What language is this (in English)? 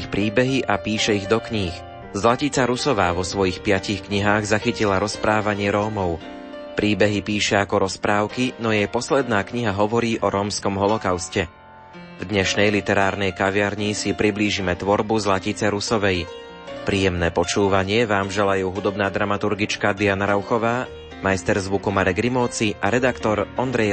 Slovak